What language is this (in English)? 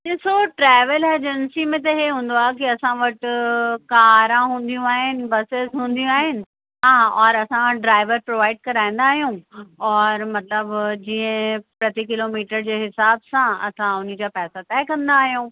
Sindhi